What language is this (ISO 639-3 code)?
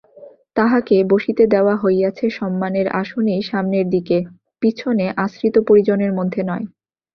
ben